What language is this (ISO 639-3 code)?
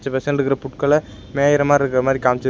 tam